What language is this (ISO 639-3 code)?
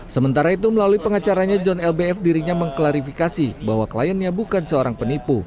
ind